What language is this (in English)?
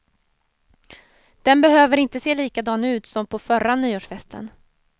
Swedish